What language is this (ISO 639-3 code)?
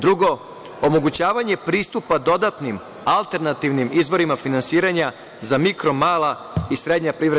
srp